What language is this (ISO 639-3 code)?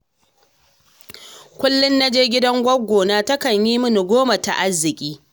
hau